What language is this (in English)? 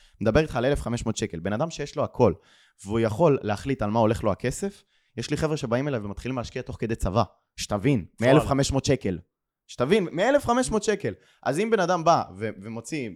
Hebrew